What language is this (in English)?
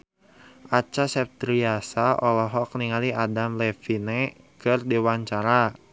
Sundanese